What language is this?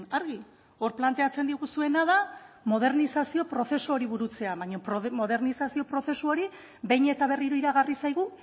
Basque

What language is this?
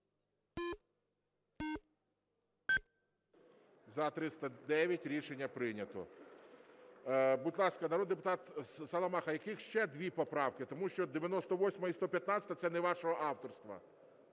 Ukrainian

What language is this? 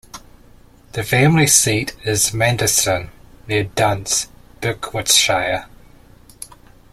English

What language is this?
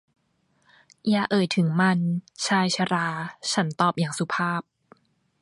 Thai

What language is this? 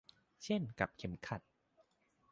Thai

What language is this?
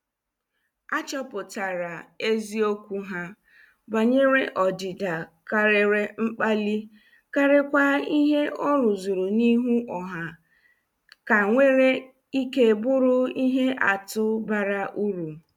Igbo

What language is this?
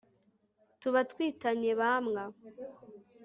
Kinyarwanda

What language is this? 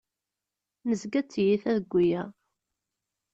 Kabyle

